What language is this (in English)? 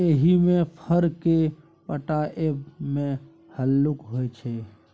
Maithili